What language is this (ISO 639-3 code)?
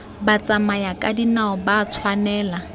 tsn